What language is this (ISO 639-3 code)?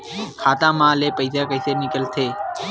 hne